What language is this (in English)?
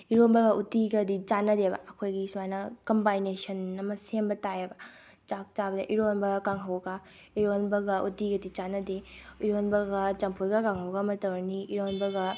Manipuri